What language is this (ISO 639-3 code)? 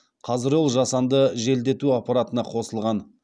kaz